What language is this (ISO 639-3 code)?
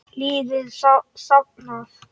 isl